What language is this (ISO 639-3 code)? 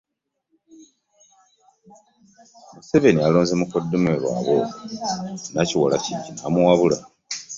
lug